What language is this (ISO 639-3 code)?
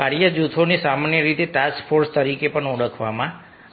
guj